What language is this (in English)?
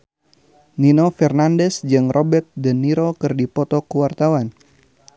Sundanese